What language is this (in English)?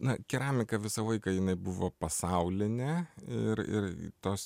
Lithuanian